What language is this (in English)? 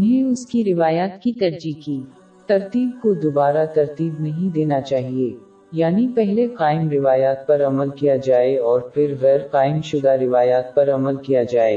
Urdu